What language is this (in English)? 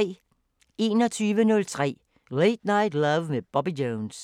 Danish